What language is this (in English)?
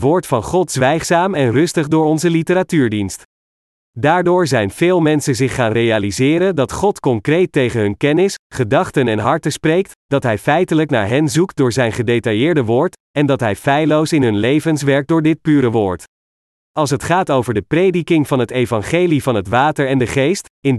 Dutch